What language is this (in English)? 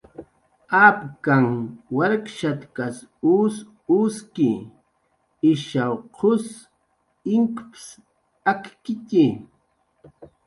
Jaqaru